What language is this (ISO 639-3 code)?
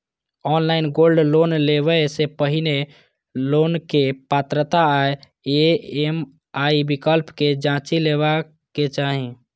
mai